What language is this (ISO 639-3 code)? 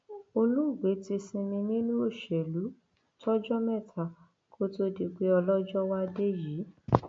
yor